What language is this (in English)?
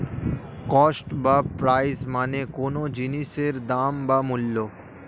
Bangla